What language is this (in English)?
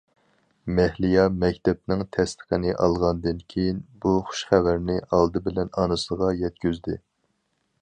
Uyghur